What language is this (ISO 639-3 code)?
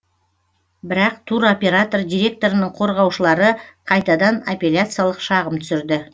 kaz